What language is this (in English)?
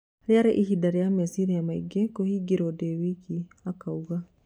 Kikuyu